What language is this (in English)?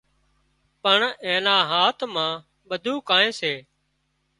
Wadiyara Koli